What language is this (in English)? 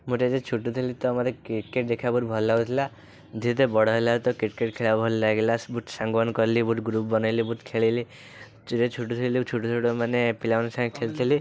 Odia